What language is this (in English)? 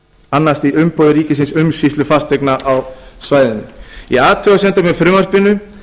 Icelandic